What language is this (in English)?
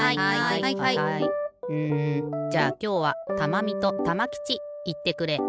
Japanese